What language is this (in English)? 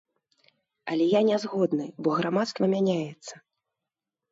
Belarusian